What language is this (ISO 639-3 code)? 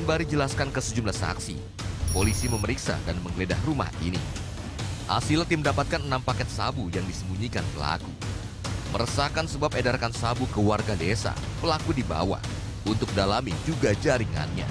ind